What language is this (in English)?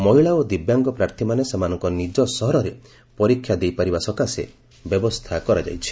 Odia